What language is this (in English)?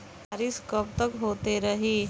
Bhojpuri